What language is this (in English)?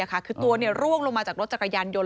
Thai